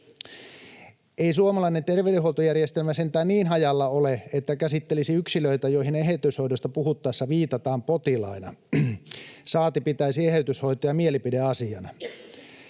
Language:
Finnish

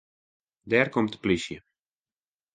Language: Western Frisian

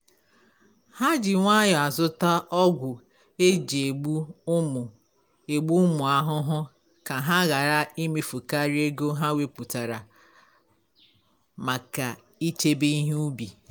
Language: Igbo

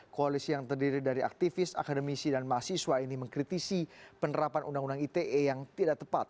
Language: Indonesian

